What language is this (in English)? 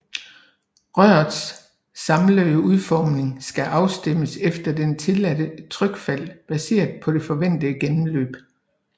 Danish